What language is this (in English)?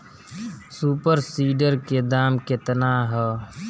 Bhojpuri